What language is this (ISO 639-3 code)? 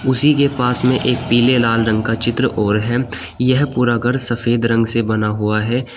hin